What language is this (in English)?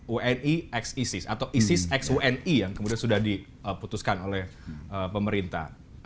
Indonesian